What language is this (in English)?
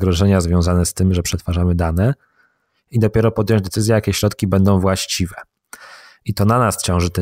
Polish